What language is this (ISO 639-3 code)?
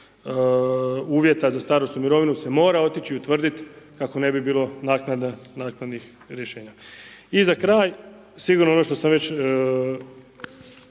hrv